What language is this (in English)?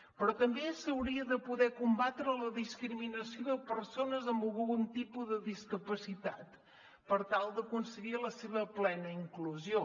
Catalan